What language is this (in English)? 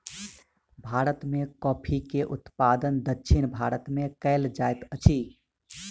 Maithili